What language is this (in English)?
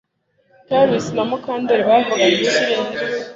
Kinyarwanda